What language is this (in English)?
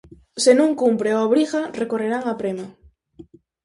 Galician